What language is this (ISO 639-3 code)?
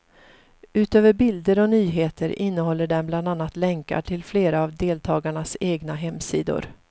swe